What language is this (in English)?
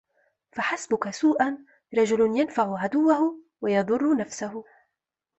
Arabic